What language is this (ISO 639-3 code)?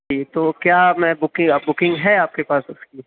urd